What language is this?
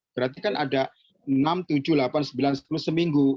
Indonesian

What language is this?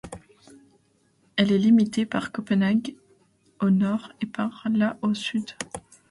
French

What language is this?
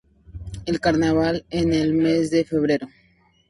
Spanish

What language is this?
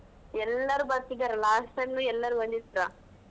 Kannada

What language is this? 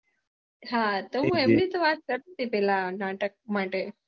Gujarati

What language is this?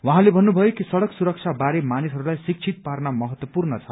Nepali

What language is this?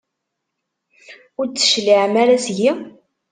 Kabyle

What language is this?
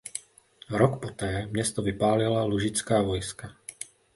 Czech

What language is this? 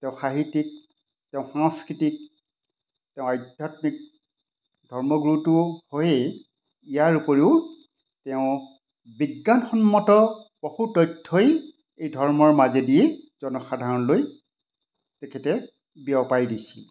Assamese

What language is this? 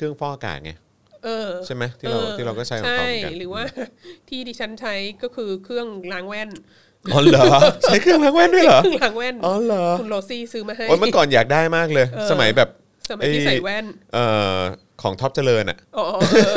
Thai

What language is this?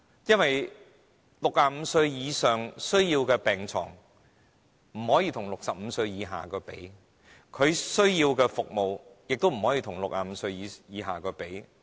Cantonese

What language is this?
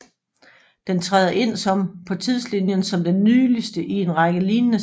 Danish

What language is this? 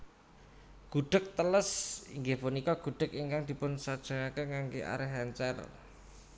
Javanese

